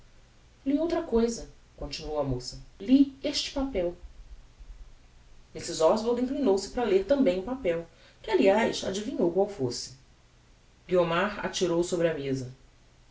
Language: Portuguese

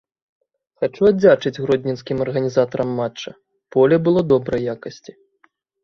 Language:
Belarusian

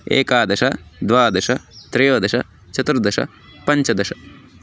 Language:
Sanskrit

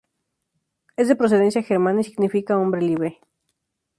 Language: Spanish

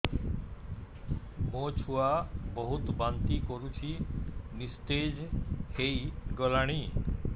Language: Odia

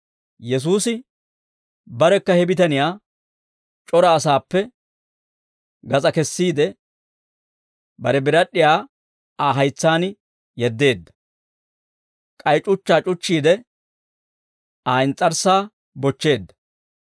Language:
Dawro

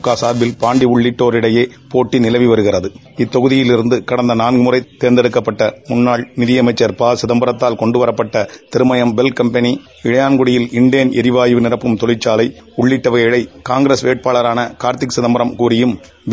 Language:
Tamil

